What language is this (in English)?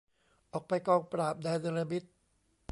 Thai